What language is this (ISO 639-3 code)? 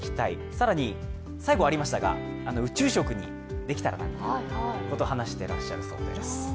jpn